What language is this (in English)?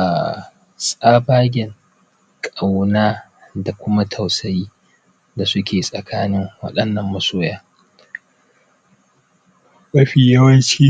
Hausa